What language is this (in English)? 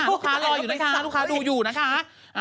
Thai